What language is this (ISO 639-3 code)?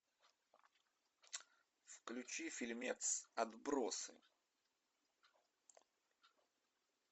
rus